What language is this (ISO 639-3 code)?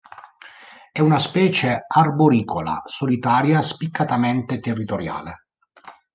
ita